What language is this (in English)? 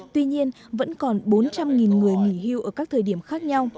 Vietnamese